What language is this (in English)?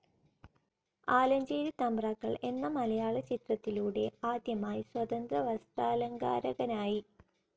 Malayalam